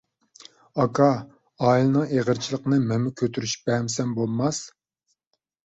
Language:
Uyghur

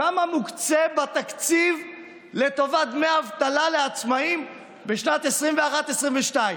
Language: Hebrew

